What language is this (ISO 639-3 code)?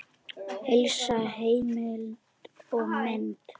isl